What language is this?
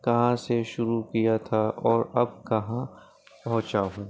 Urdu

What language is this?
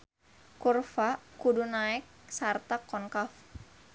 Sundanese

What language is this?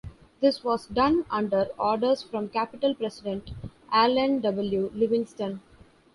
English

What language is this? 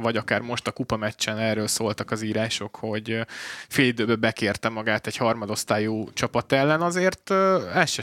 Hungarian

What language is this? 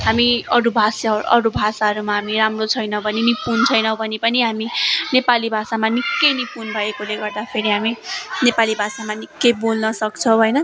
Nepali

